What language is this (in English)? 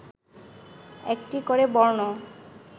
Bangla